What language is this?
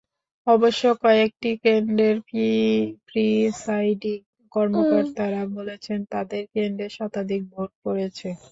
Bangla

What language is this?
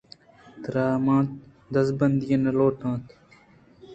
Eastern Balochi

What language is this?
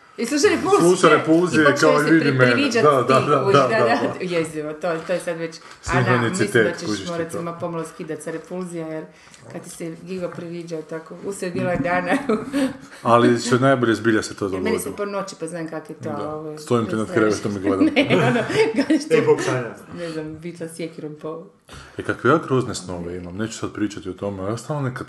Croatian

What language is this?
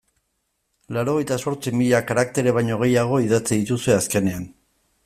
Basque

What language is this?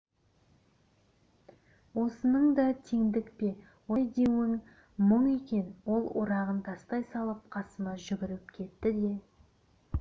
Kazakh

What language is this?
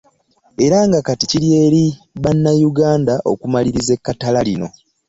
Ganda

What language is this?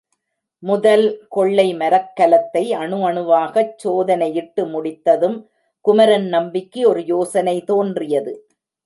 Tamil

